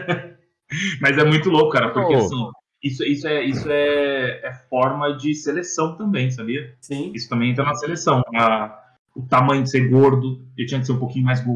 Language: Portuguese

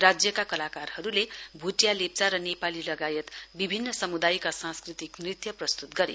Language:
Nepali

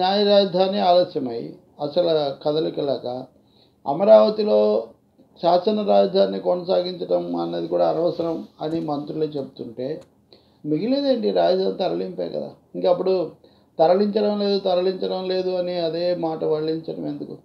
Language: Hindi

